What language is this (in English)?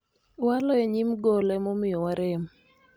Luo (Kenya and Tanzania)